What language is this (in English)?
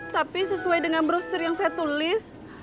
Indonesian